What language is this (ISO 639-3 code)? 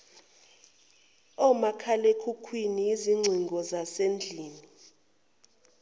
zul